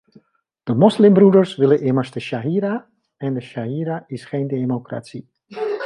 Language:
Dutch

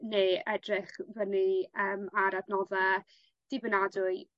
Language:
Welsh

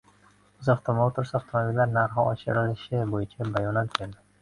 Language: Uzbek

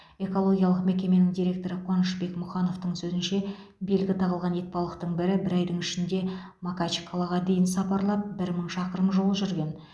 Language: Kazakh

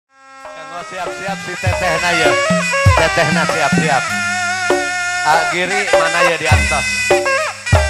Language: Indonesian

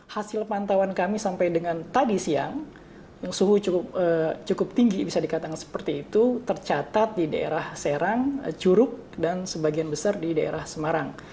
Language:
Indonesian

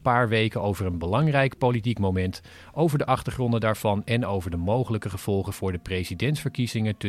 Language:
Dutch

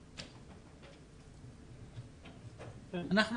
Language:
Hebrew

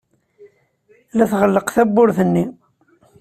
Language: Kabyle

